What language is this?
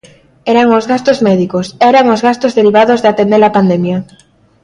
Galician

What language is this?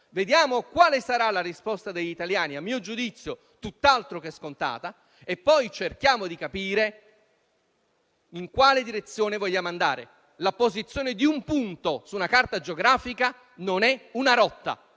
Italian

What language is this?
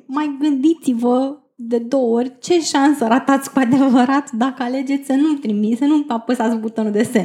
Romanian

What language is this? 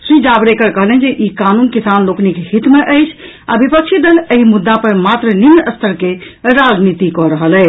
Maithili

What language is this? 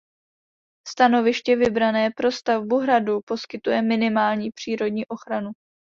Czech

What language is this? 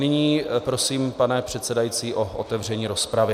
Czech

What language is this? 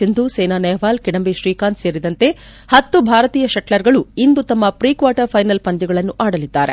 Kannada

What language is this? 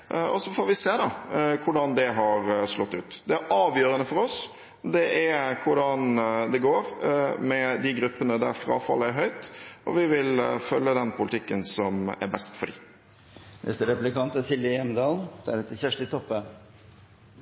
Norwegian Bokmål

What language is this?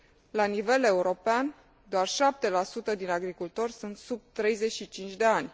Romanian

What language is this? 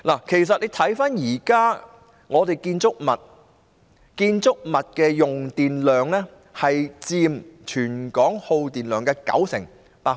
Cantonese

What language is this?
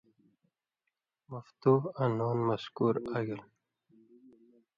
Indus Kohistani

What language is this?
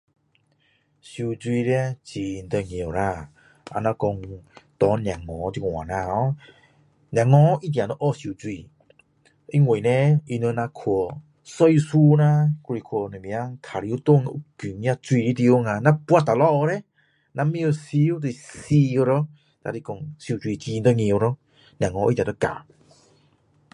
Min Dong Chinese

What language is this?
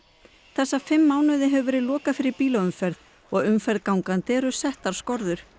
Icelandic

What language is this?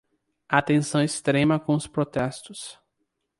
Portuguese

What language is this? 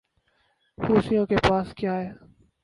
Urdu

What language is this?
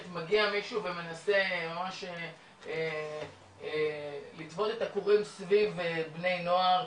Hebrew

